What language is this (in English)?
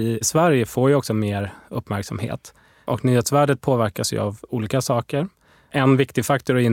Swedish